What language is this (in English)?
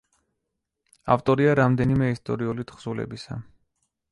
Georgian